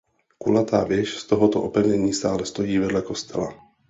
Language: Czech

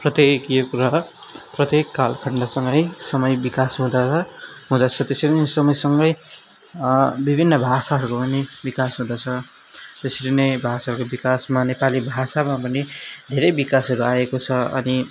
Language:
Nepali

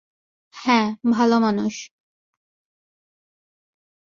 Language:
Bangla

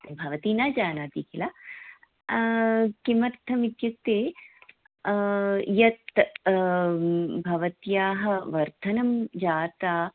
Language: Sanskrit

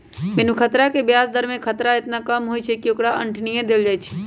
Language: Magahi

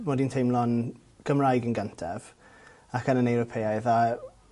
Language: Welsh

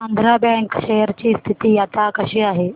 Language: Marathi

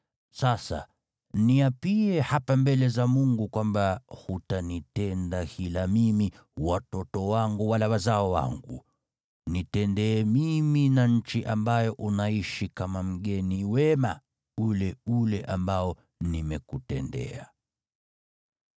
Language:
Swahili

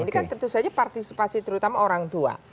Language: Indonesian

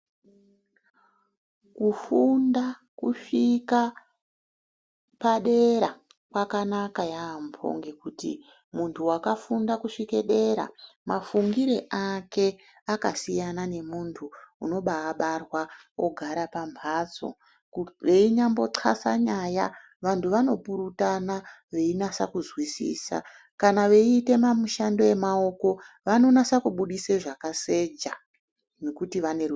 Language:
Ndau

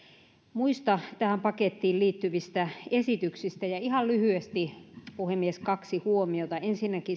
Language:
Finnish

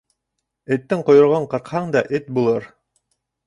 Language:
Bashkir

